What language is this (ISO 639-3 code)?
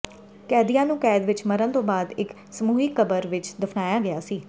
pan